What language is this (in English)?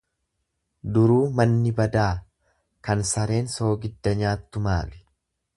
Oromo